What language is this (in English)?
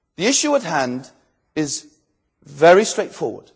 English